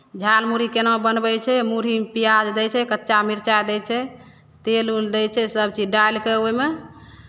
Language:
Maithili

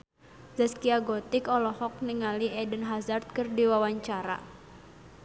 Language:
Sundanese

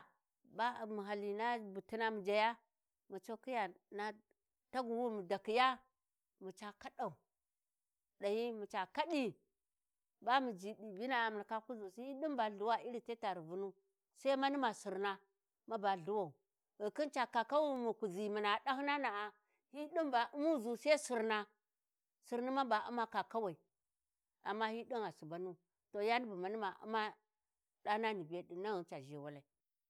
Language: Warji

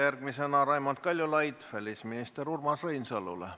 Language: Estonian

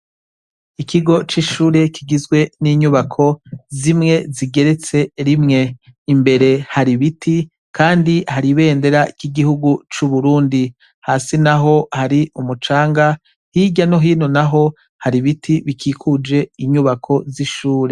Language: Rundi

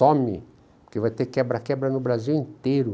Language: Portuguese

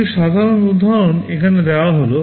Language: Bangla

